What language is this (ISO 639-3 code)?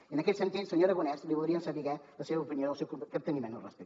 cat